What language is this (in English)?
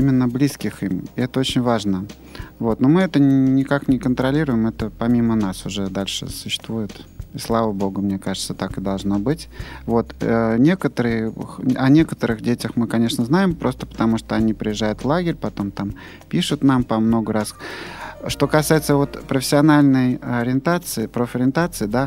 Russian